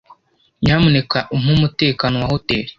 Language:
Kinyarwanda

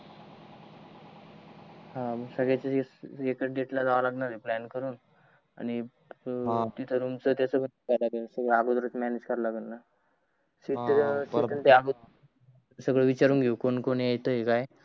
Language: Marathi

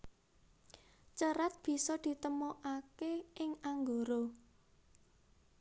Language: Javanese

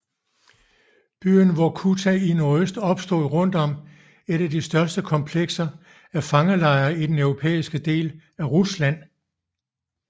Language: Danish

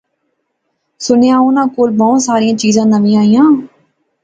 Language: Pahari-Potwari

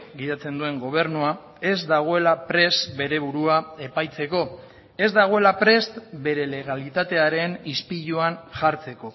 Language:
Basque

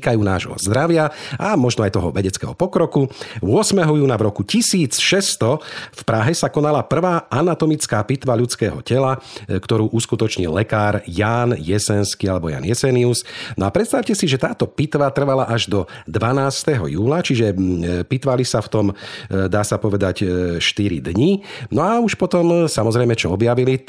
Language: Slovak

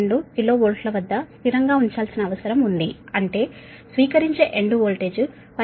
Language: Telugu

